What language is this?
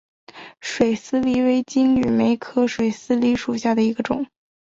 Chinese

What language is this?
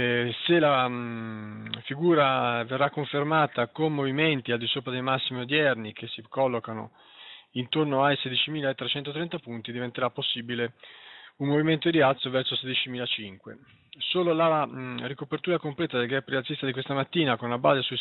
Italian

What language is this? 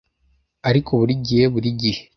Kinyarwanda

